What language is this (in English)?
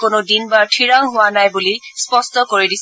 Assamese